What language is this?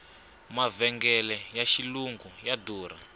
Tsonga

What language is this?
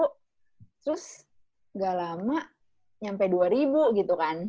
Indonesian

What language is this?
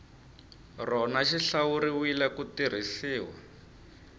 Tsonga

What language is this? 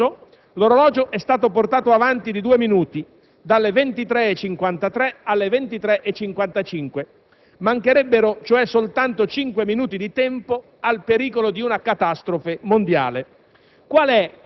Italian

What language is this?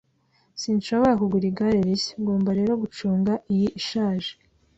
Kinyarwanda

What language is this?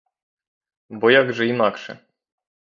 Ukrainian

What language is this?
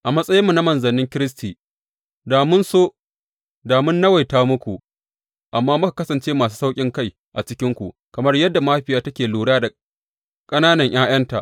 Hausa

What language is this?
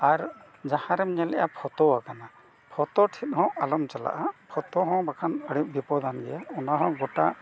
Santali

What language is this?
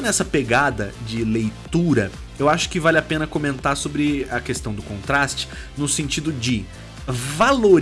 Portuguese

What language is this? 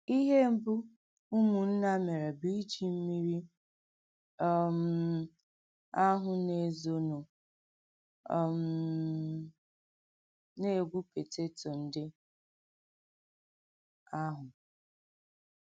Igbo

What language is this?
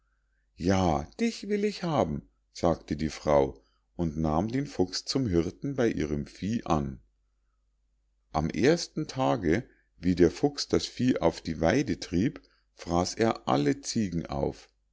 German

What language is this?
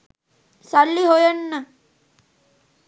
Sinhala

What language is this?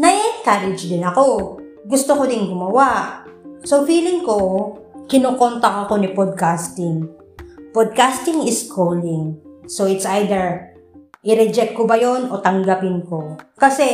Filipino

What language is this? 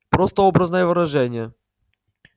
Russian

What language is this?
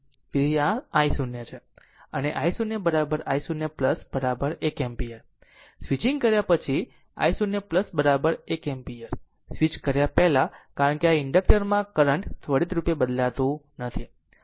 Gujarati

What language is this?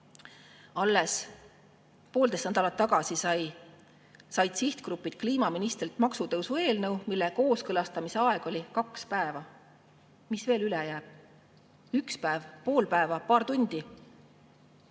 Estonian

